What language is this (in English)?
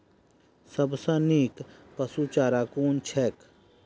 Maithili